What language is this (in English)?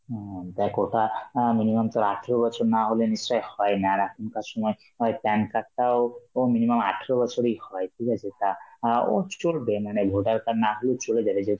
Bangla